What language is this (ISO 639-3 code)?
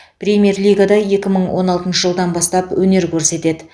kaz